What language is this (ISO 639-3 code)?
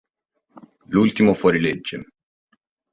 ita